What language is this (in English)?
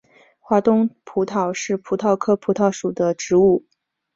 Chinese